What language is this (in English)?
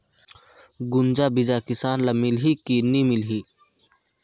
Chhattisgarhi